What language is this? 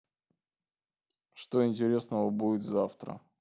Russian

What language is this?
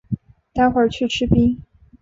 Chinese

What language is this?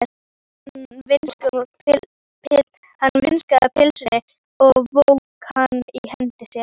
Icelandic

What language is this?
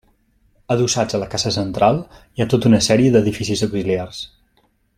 Catalan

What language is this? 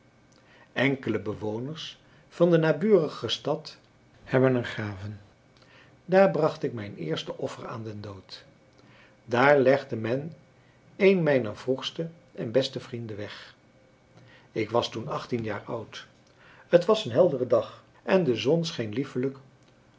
Dutch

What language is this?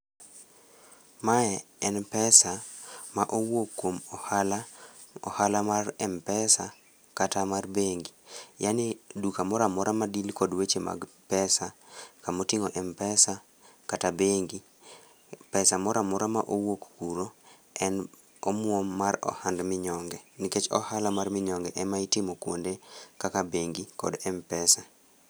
Luo (Kenya and Tanzania)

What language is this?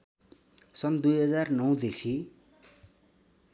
Nepali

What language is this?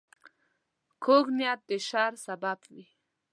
Pashto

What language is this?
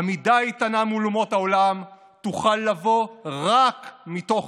Hebrew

